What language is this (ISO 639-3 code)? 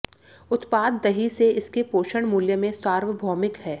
hin